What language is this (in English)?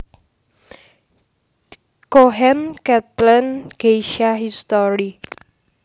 Javanese